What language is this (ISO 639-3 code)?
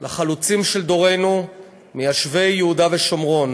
heb